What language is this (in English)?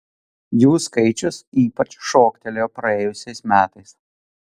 Lithuanian